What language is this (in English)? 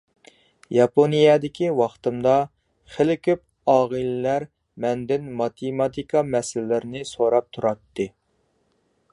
Uyghur